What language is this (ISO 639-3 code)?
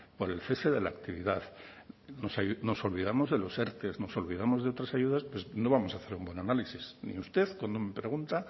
spa